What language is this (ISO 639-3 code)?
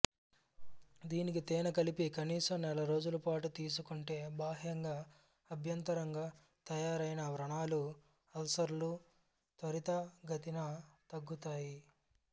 tel